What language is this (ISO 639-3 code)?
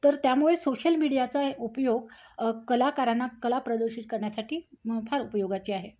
mar